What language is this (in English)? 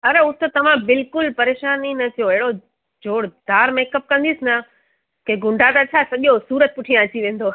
Sindhi